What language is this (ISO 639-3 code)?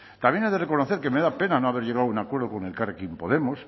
spa